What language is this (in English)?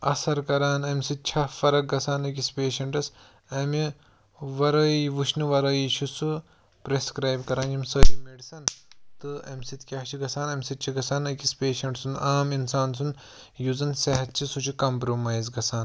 Kashmiri